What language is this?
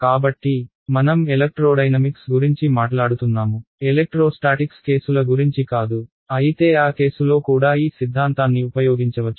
Telugu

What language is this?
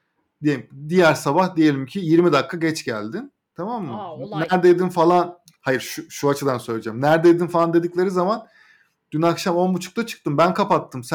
Turkish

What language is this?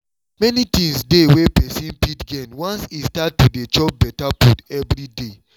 Nigerian Pidgin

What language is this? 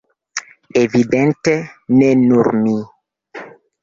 Esperanto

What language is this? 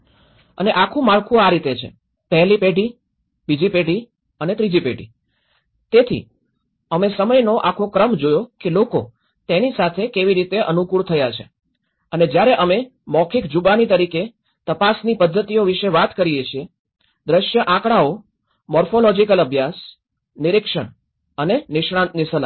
Gujarati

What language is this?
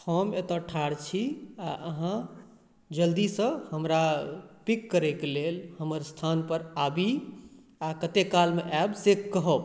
Maithili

